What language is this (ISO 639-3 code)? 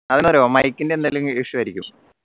mal